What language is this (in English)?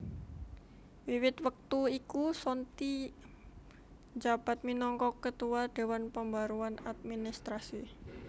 Javanese